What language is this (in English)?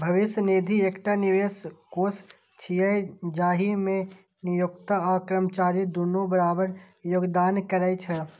Maithili